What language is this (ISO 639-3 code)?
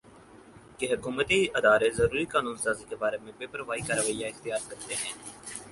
urd